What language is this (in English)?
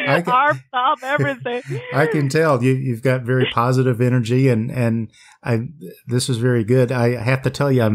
English